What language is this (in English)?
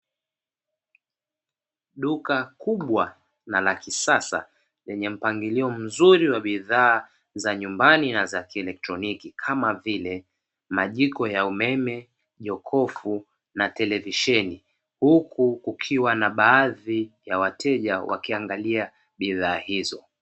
Swahili